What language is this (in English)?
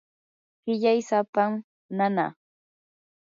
Yanahuanca Pasco Quechua